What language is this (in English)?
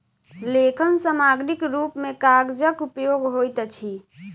Maithili